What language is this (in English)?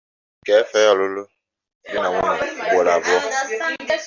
Igbo